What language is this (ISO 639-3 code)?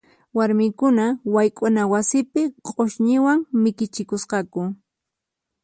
qxp